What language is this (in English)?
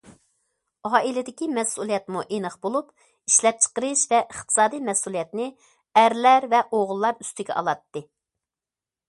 Uyghur